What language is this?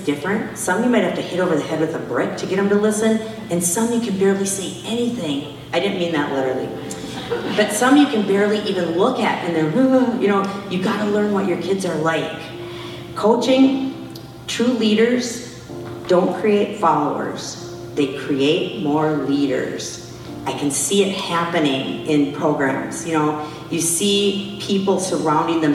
English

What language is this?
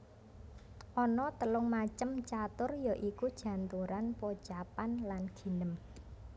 Javanese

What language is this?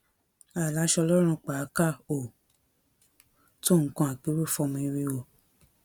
Yoruba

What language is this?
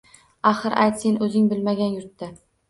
Uzbek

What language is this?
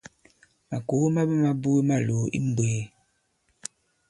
Bankon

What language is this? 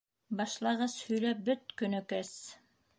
Bashkir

